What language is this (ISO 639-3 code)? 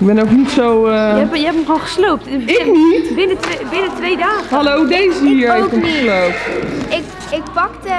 nld